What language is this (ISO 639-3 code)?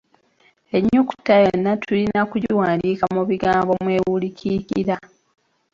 lug